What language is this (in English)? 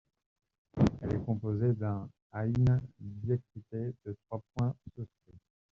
French